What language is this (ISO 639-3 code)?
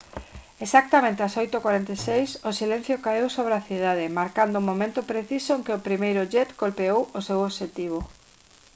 glg